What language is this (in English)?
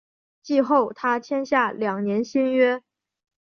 Chinese